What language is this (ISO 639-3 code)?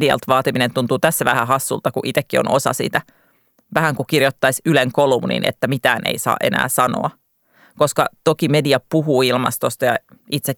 fin